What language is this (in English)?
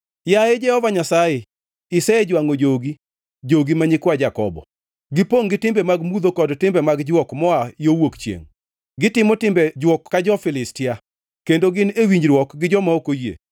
Luo (Kenya and Tanzania)